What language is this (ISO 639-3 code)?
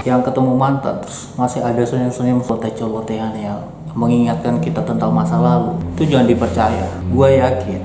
ind